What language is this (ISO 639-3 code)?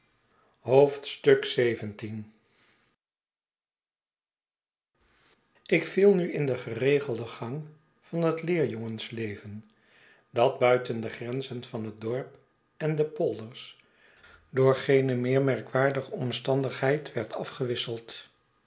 nld